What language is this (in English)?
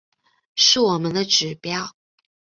Chinese